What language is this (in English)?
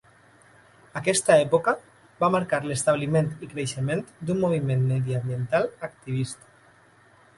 Catalan